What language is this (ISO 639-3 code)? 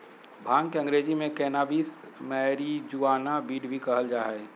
mag